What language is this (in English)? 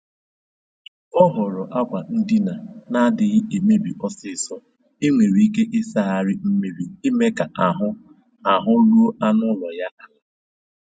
Igbo